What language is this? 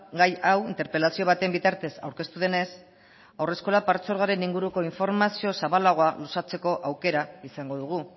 Basque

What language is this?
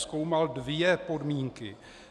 Czech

